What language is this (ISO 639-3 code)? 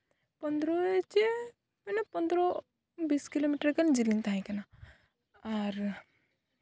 sat